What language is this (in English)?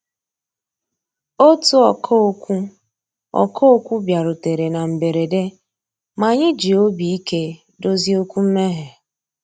Igbo